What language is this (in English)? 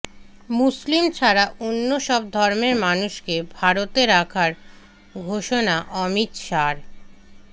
Bangla